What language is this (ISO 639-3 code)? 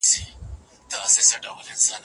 pus